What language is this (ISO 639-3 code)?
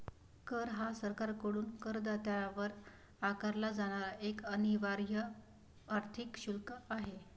mar